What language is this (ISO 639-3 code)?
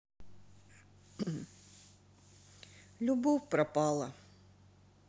rus